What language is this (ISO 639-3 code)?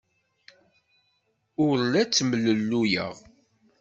kab